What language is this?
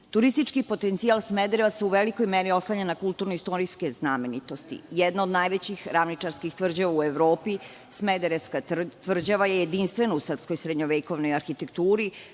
Serbian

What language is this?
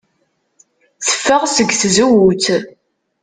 Kabyle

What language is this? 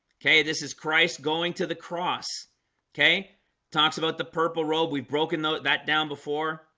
English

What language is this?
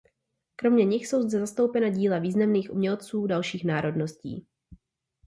Czech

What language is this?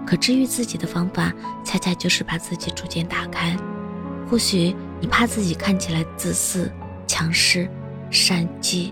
Chinese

